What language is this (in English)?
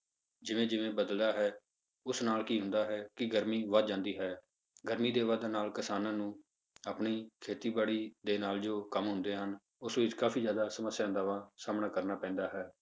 Punjabi